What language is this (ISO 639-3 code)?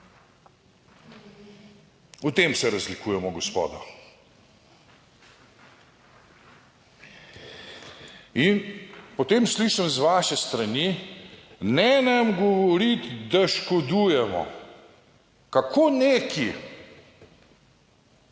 slv